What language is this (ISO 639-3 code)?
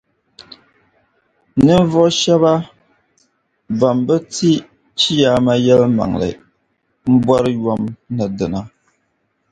dag